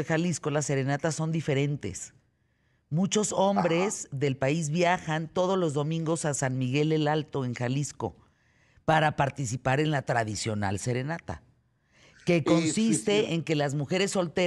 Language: Spanish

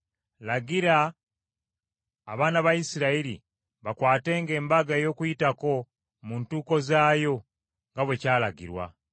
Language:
Ganda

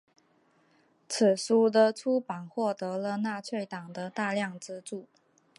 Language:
Chinese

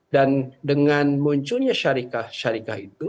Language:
Indonesian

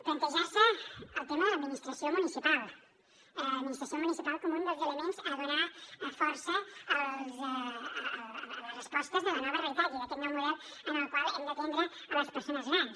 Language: Catalan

